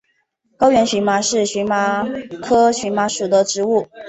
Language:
Chinese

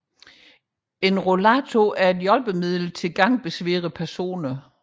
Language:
Danish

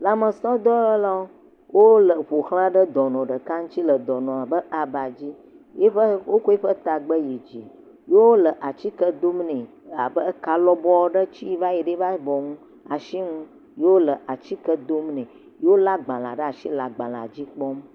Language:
Ewe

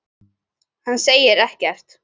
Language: Icelandic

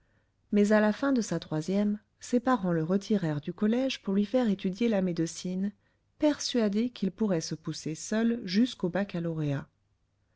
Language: French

